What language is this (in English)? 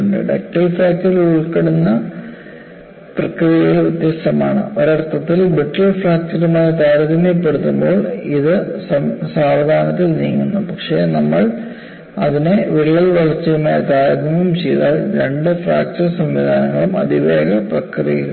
Malayalam